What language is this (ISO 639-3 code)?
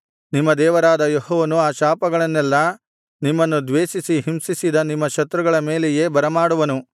kan